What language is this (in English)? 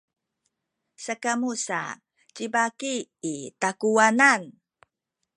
Sakizaya